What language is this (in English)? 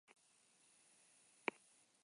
Basque